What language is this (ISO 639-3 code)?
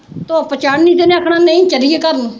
pan